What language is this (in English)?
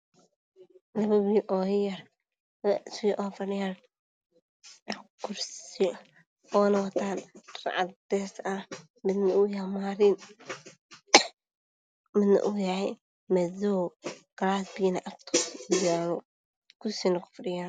Somali